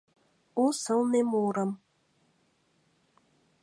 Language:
Mari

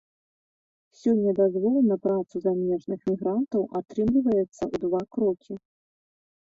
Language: Belarusian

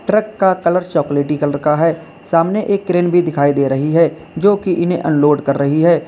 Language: Hindi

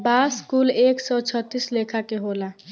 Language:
Bhojpuri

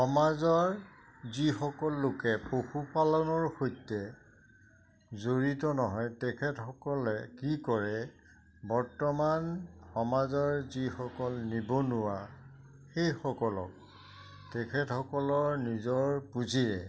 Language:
Assamese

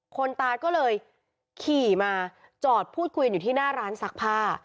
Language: Thai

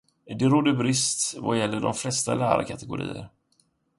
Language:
Swedish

